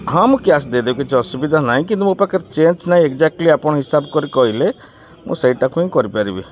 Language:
Odia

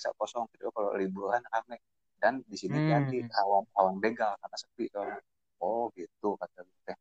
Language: Indonesian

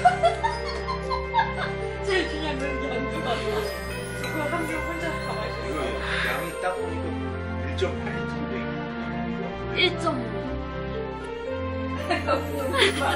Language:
Korean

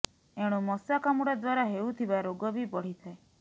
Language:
Odia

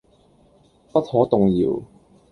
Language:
Cantonese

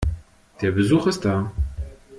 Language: German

